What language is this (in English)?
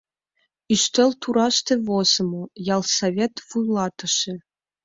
Mari